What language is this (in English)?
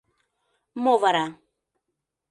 Mari